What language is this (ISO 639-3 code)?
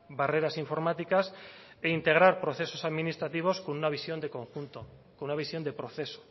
spa